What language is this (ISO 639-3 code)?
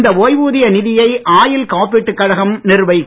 tam